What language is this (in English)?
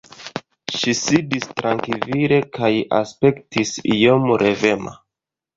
Esperanto